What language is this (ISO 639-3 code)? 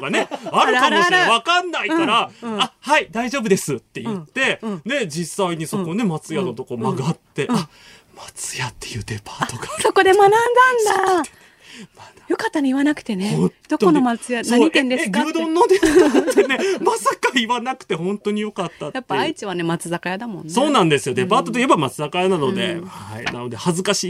jpn